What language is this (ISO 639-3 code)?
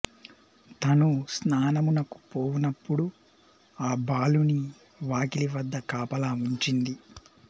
tel